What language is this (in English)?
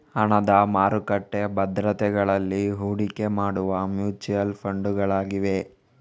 Kannada